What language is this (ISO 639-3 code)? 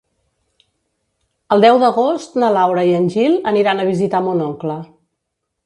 cat